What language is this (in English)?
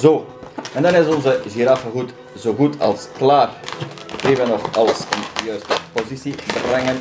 Dutch